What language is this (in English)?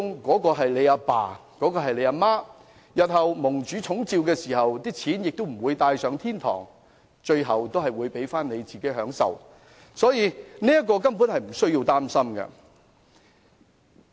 Cantonese